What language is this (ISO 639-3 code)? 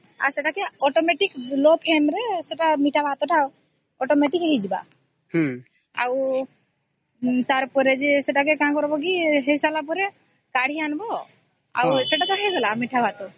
ori